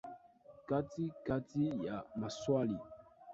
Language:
Swahili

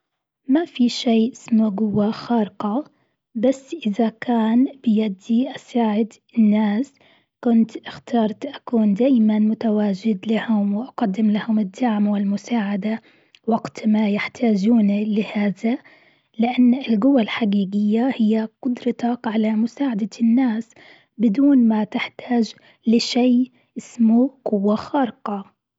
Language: Gulf Arabic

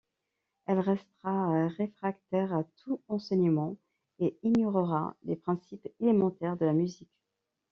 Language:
French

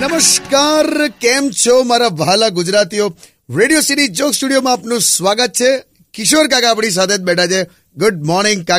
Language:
Hindi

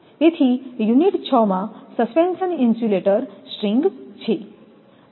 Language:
Gujarati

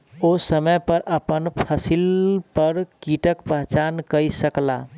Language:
Maithili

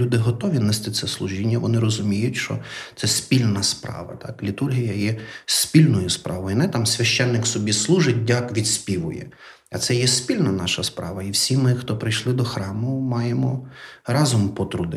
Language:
Ukrainian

